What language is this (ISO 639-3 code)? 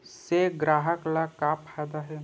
hne